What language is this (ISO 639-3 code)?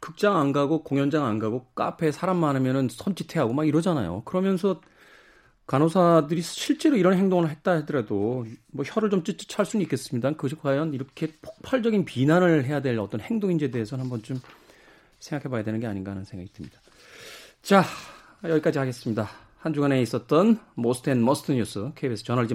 kor